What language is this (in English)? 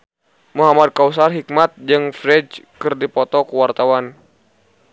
Sundanese